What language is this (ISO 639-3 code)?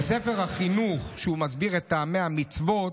heb